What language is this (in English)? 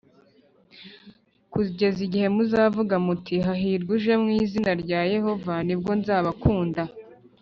Kinyarwanda